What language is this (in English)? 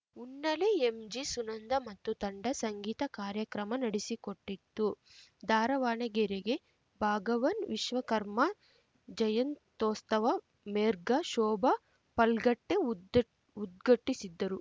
Kannada